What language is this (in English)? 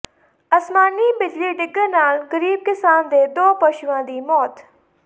Punjabi